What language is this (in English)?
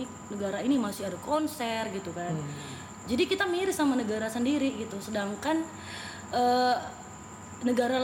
Indonesian